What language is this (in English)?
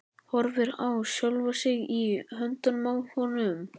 Icelandic